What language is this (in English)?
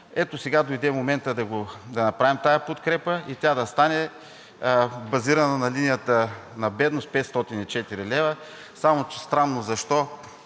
Bulgarian